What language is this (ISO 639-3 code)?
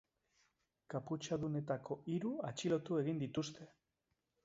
eus